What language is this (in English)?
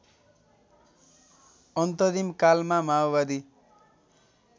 Nepali